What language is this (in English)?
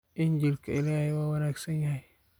Somali